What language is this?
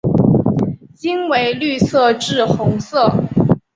Chinese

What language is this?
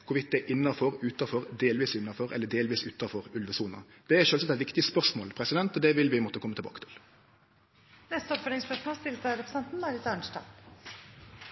Norwegian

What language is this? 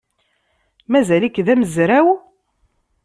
Kabyle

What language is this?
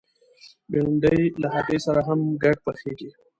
Pashto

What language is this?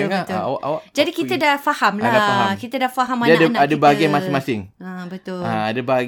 Malay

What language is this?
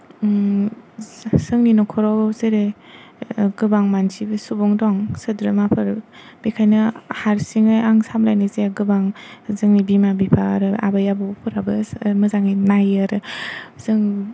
Bodo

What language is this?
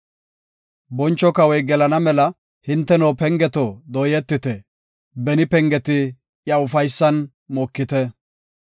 Gofa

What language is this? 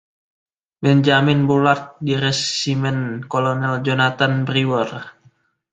Indonesian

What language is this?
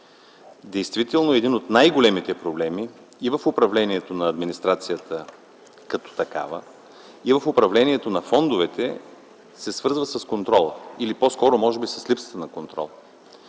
Bulgarian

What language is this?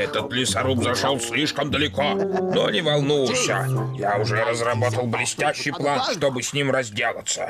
Russian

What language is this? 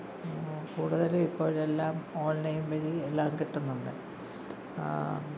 Malayalam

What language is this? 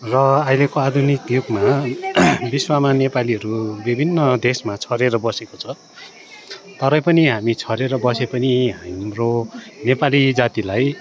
Nepali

